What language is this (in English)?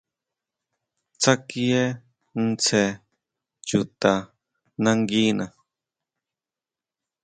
Huautla Mazatec